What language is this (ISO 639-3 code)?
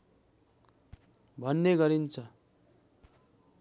nep